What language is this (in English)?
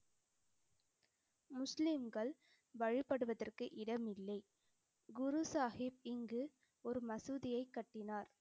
Tamil